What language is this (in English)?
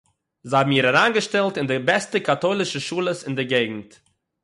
Yiddish